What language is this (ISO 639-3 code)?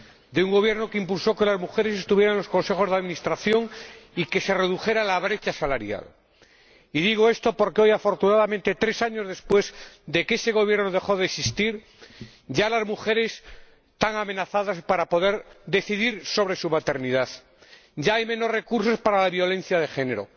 spa